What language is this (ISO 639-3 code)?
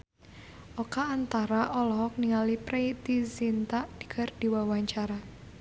sun